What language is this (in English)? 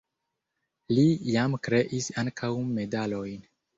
Esperanto